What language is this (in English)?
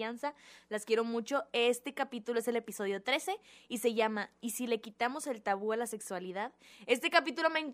Spanish